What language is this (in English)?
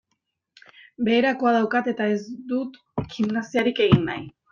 Basque